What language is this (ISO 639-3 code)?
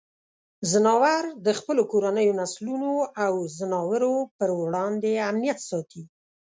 pus